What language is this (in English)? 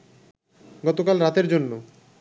Bangla